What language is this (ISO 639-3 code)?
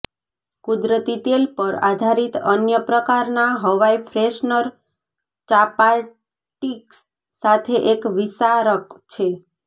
guj